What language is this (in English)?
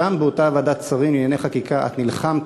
Hebrew